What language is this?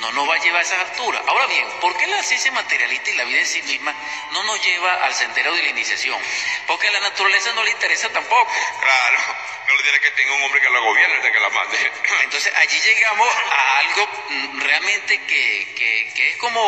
Spanish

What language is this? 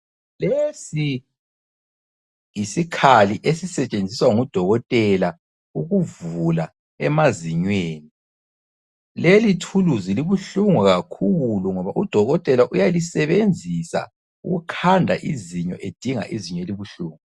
North Ndebele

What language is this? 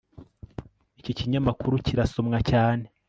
Kinyarwanda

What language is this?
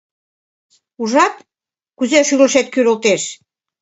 Mari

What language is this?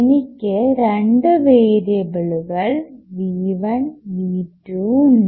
Malayalam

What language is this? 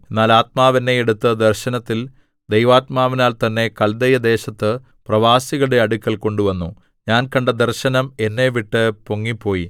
Malayalam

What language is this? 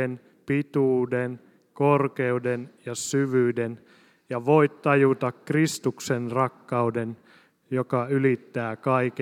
Finnish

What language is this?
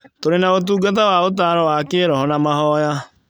Kikuyu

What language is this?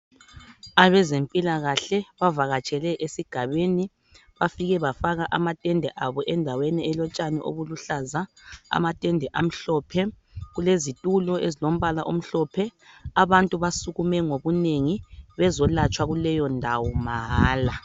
North Ndebele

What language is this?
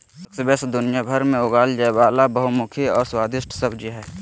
Magahi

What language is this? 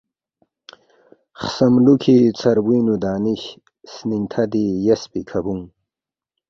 Balti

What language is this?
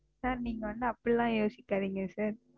Tamil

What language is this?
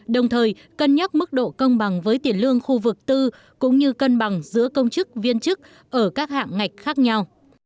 Vietnamese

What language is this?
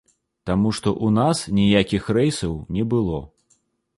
Belarusian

